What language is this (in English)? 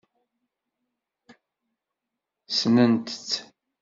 Kabyle